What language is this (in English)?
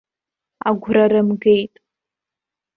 Abkhazian